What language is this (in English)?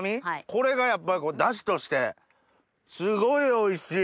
Japanese